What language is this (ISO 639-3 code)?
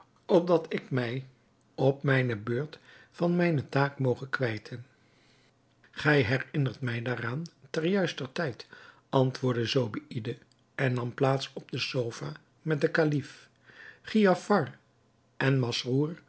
nld